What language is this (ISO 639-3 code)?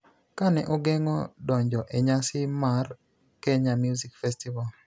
luo